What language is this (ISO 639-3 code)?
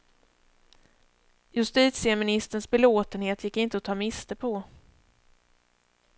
swe